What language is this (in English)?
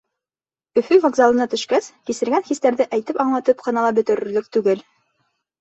Bashkir